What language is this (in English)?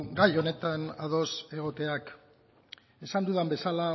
Basque